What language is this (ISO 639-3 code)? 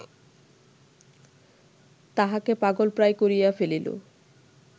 ben